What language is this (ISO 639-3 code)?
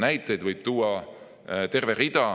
est